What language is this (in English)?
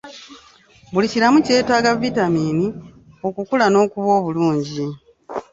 Ganda